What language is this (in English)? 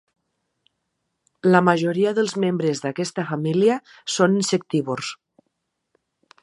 Catalan